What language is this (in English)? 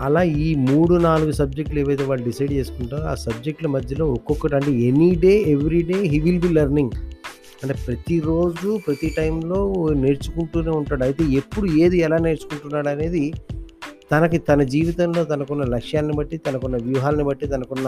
Telugu